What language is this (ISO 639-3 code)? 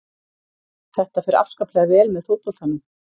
isl